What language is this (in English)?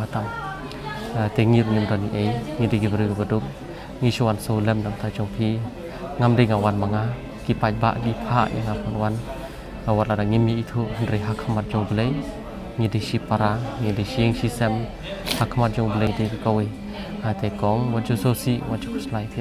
Indonesian